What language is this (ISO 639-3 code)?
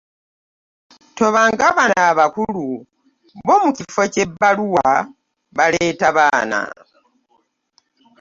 lug